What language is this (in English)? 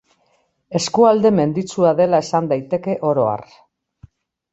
Basque